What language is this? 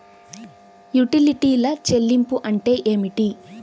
Telugu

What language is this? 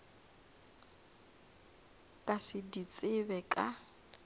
Northern Sotho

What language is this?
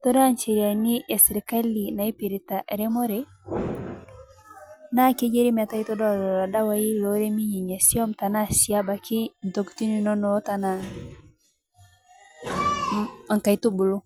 Masai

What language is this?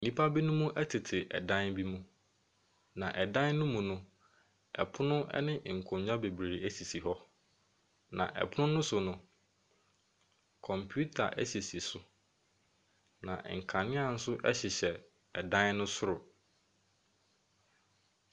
Akan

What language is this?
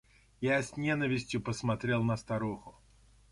Russian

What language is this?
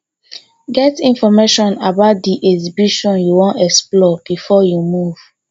Nigerian Pidgin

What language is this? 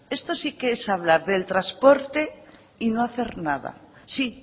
Spanish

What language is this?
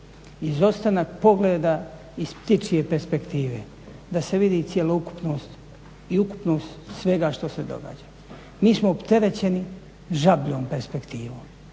Croatian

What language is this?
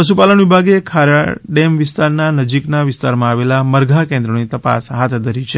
Gujarati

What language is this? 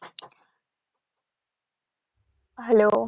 Bangla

